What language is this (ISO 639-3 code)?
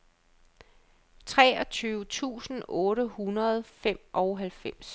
dan